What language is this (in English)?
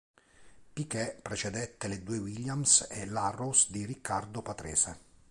Italian